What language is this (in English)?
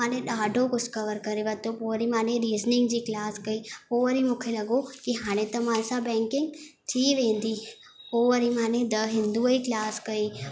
Sindhi